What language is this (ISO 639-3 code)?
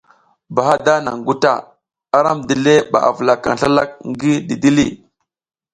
giz